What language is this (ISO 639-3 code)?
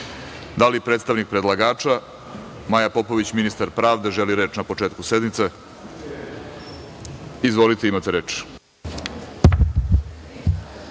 srp